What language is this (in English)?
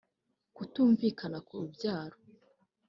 Kinyarwanda